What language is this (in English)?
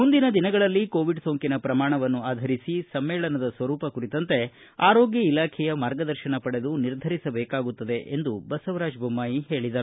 Kannada